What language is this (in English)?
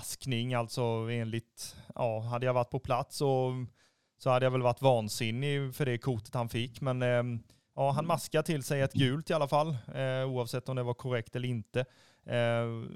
Swedish